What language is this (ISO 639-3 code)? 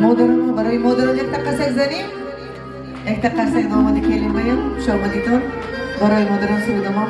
ind